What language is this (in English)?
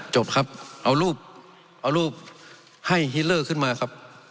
Thai